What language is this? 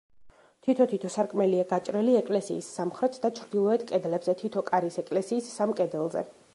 Georgian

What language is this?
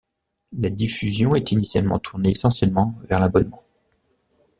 French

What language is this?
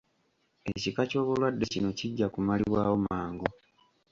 Ganda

